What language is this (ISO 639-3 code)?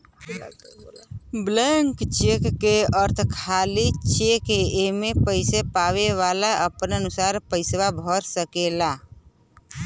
bho